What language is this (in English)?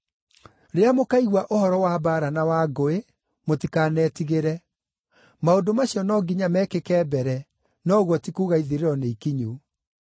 Kikuyu